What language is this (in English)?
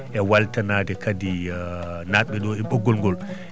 Fula